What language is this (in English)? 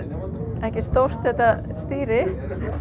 Icelandic